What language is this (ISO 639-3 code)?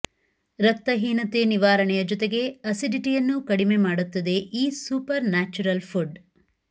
kan